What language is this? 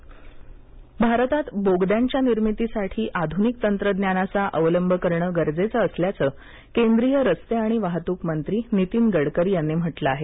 Marathi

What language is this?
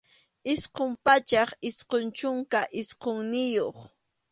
Arequipa-La Unión Quechua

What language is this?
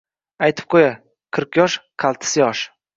Uzbek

